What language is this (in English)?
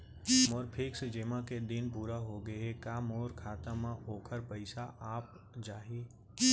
Chhattisgarhi